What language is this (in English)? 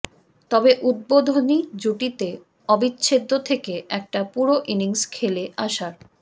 Bangla